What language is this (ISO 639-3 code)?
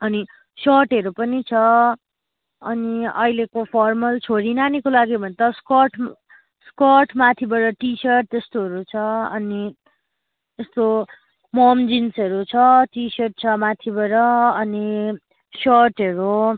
nep